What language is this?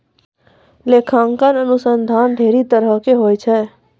Maithili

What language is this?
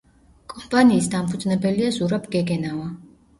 Georgian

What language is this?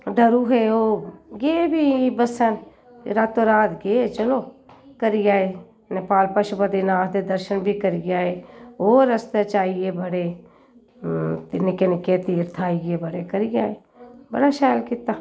Dogri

